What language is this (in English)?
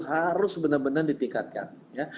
Indonesian